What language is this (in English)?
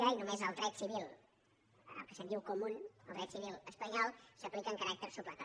Catalan